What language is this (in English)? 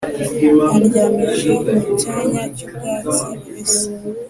Kinyarwanda